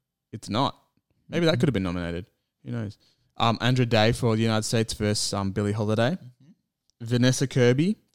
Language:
English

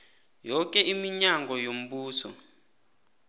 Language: South Ndebele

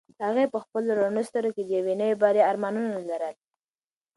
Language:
Pashto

